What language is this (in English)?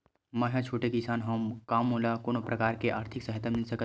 Chhattisgarhi